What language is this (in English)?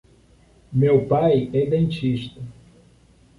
Portuguese